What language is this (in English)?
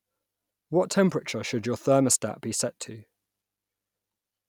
English